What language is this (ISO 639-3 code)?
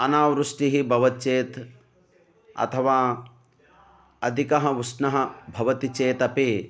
san